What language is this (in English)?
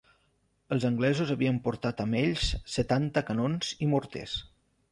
Catalan